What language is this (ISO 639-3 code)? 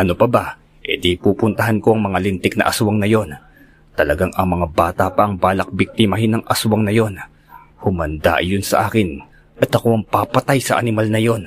fil